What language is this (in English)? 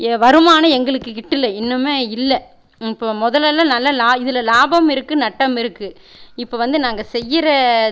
Tamil